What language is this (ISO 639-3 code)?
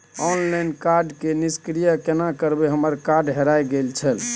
mai